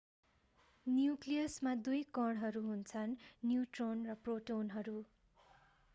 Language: Nepali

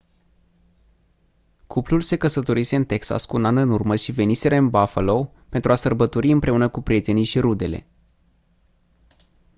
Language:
Romanian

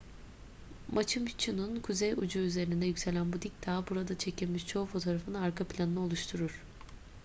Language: Turkish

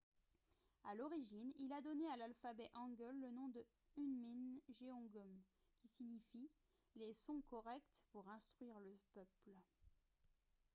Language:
French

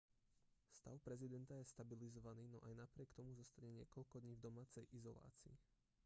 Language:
Slovak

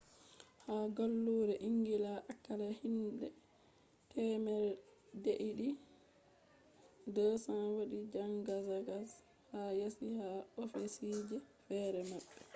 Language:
Fula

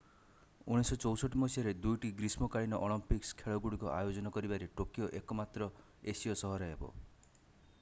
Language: Odia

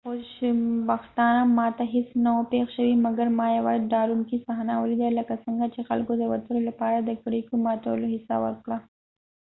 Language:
Pashto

